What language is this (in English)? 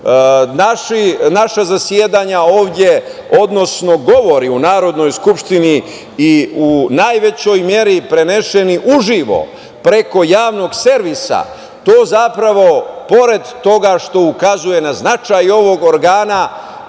Serbian